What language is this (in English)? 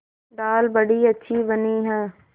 Hindi